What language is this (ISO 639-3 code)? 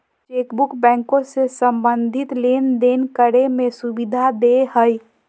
mag